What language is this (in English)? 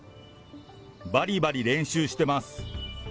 Japanese